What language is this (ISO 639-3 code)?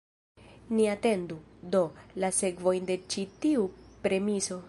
epo